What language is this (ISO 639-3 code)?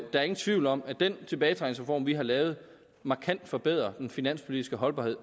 dan